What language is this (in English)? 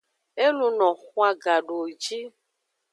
Aja (Benin)